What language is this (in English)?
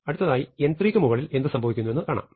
Malayalam